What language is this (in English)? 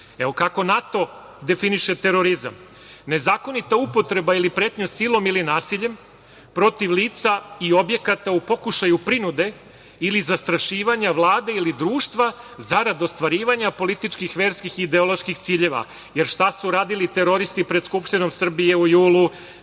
Serbian